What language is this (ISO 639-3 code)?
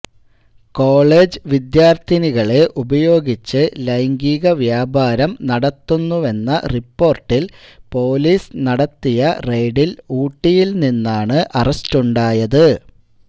mal